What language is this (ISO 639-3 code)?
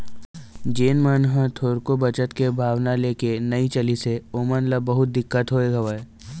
hne